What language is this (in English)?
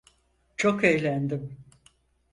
Turkish